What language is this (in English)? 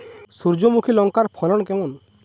Bangla